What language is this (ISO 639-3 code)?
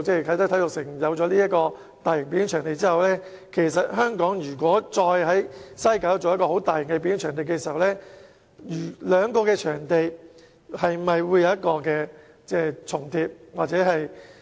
yue